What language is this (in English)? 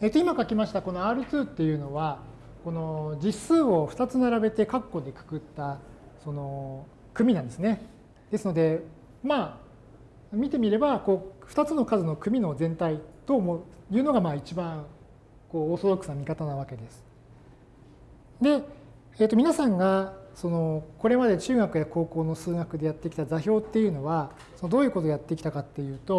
Japanese